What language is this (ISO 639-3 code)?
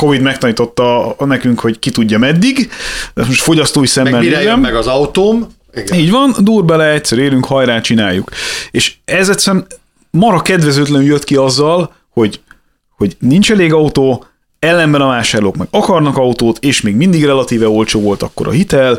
hun